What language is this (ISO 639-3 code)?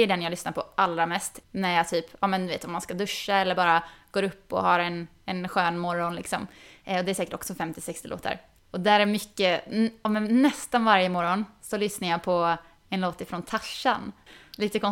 swe